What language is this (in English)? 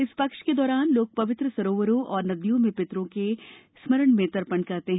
Hindi